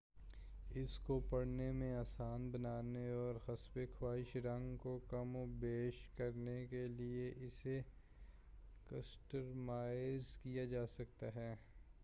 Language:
Urdu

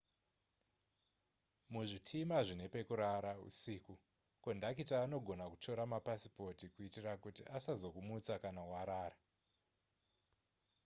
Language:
Shona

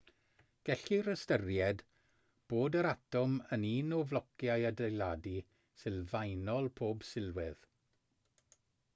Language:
Welsh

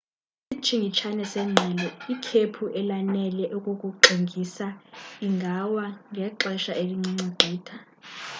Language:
Xhosa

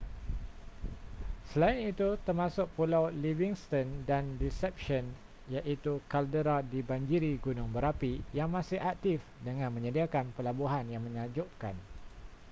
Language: Malay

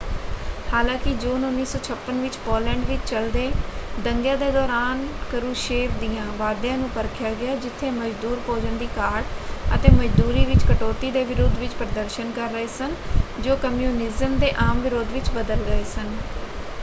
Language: Punjabi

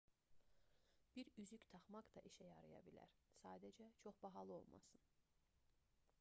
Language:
Azerbaijani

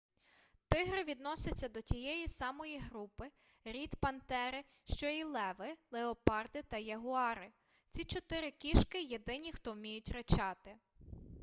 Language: Ukrainian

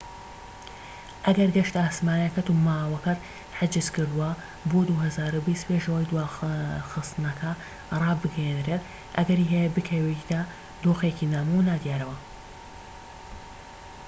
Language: Central Kurdish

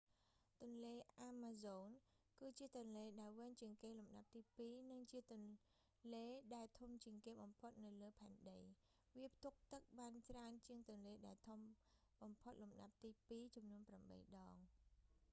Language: Khmer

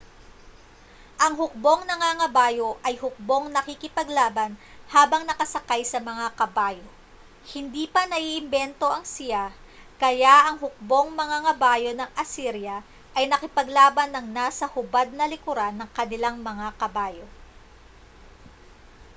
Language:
Filipino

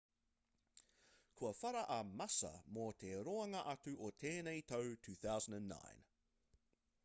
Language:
Māori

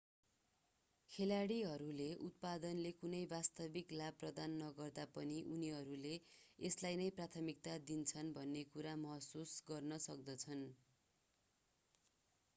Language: Nepali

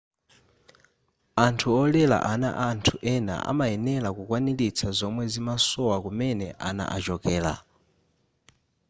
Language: Nyanja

